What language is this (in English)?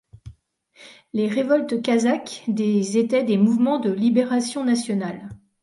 French